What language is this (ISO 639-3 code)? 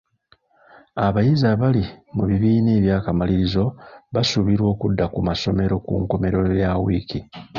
lug